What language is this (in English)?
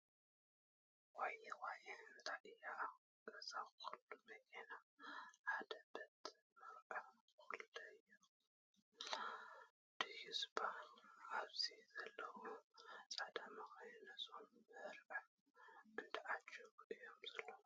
Tigrinya